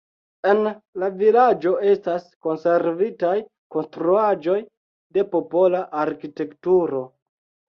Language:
Esperanto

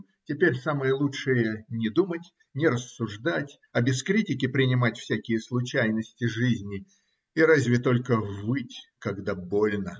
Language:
Russian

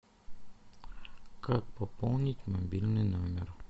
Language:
Russian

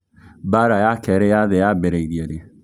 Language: Kikuyu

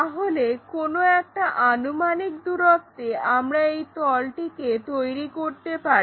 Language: Bangla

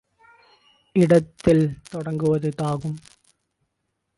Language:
Tamil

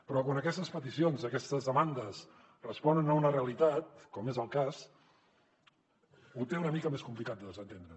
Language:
Catalan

